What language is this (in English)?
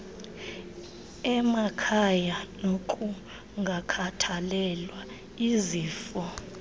Xhosa